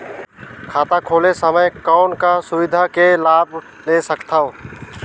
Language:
Chhattisgarhi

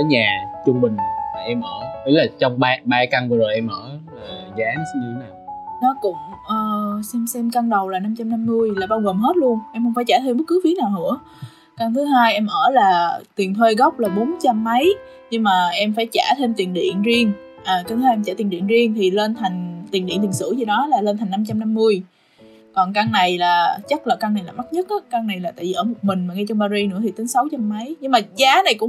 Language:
Vietnamese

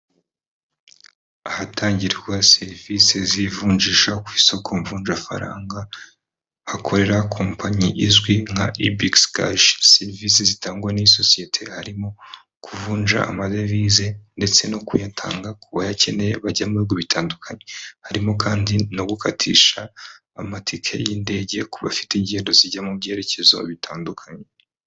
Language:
Kinyarwanda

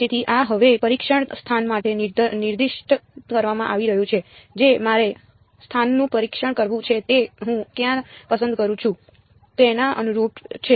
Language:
Gujarati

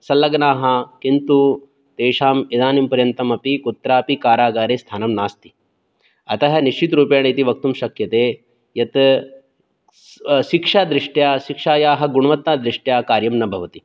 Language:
Sanskrit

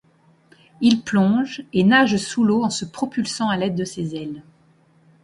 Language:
French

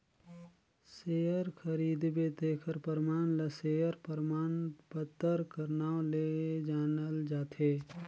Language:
Chhattisgarhi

